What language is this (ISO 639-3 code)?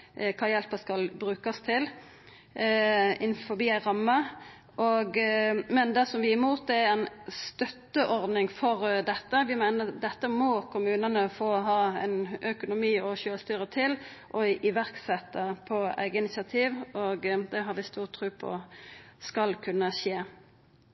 nno